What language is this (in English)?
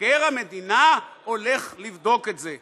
Hebrew